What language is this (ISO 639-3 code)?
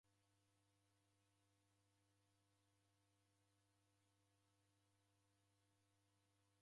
dav